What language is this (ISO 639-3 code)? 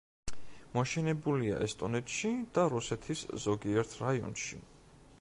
kat